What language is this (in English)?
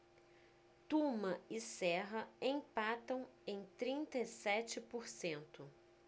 Portuguese